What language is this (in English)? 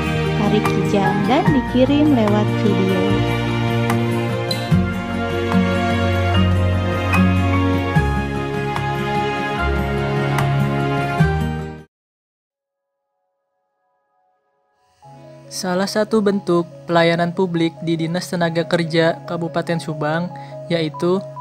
Indonesian